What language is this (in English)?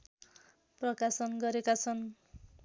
Nepali